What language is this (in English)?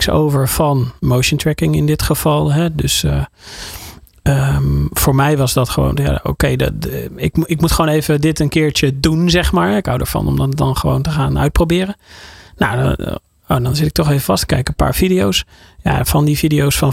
Dutch